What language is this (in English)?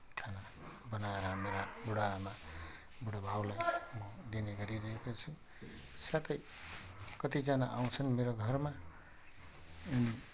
Nepali